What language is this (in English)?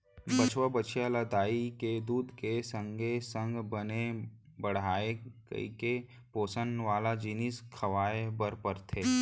Chhattisgarhi